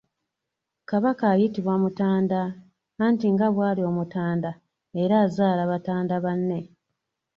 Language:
Ganda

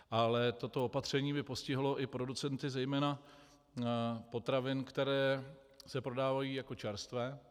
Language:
Czech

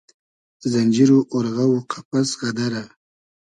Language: Hazaragi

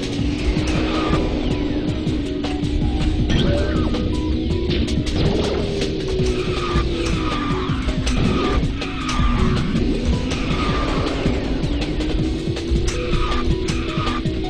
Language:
Korean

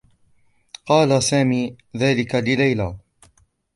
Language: Arabic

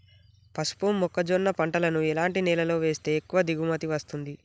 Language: Telugu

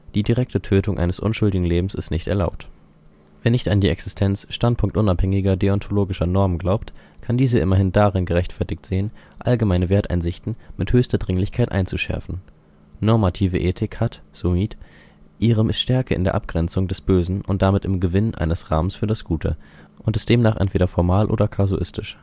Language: German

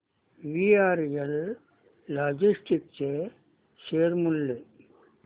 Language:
Marathi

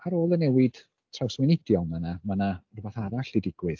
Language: Welsh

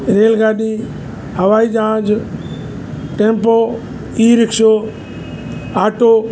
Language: Sindhi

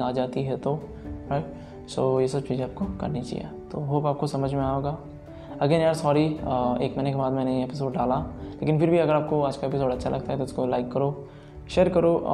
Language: Hindi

